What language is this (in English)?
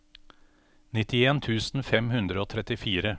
Norwegian